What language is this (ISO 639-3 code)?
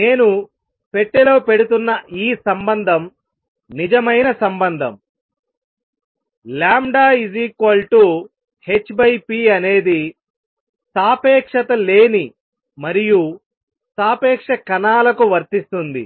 tel